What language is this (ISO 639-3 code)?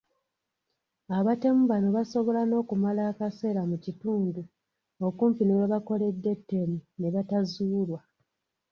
lug